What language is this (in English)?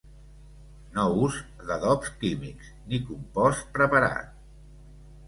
Catalan